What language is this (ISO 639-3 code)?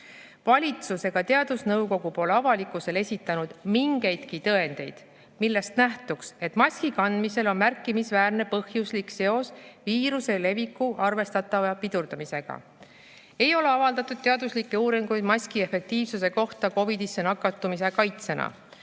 est